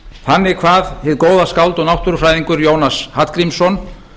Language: Icelandic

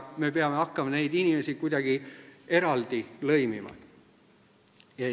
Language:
Estonian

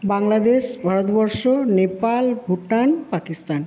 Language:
Bangla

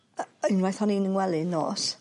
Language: Welsh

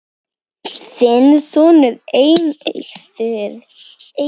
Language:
Icelandic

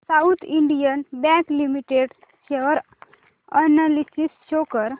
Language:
Marathi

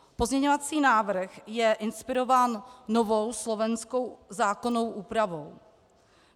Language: Czech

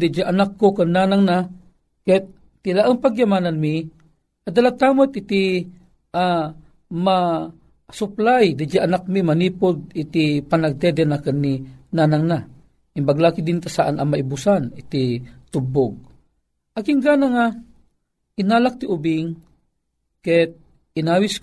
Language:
Filipino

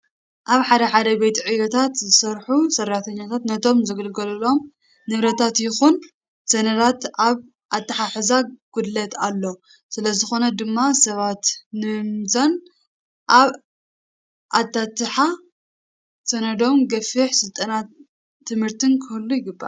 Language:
Tigrinya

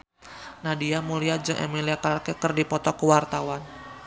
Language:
Sundanese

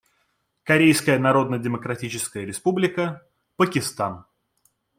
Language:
Russian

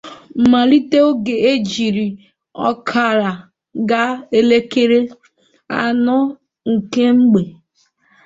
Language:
Igbo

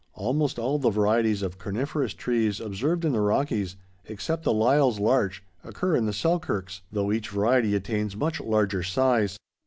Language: English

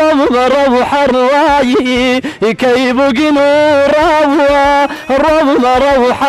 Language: Italian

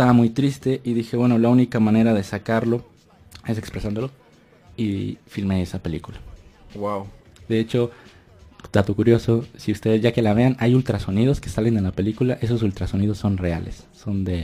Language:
Spanish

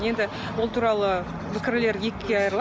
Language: Kazakh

